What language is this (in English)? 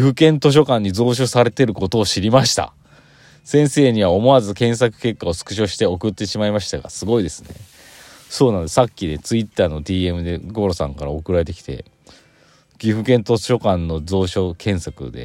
Japanese